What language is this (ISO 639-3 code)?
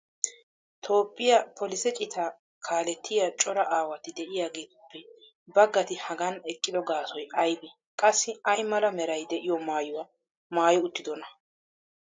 wal